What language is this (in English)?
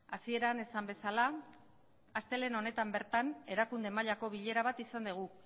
Basque